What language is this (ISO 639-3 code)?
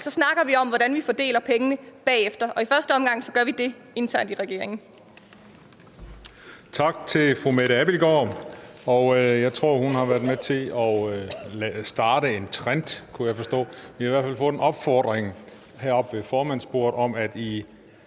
dan